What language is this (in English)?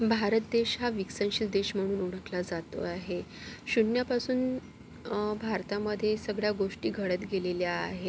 Marathi